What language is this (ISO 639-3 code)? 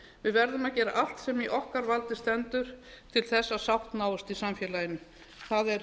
isl